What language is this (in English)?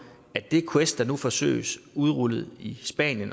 Danish